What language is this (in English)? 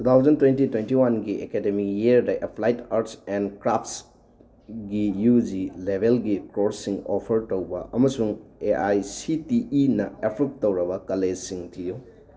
Manipuri